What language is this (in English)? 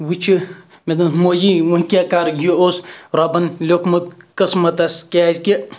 Kashmiri